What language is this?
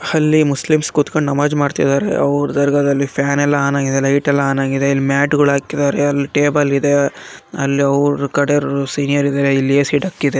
Kannada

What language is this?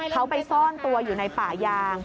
Thai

